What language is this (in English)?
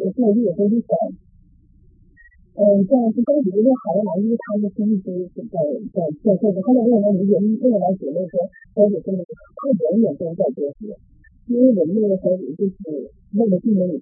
Chinese